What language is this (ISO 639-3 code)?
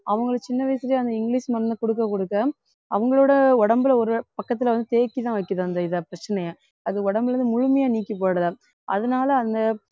tam